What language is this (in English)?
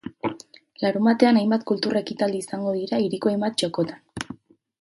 Basque